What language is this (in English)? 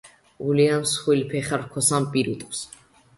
Georgian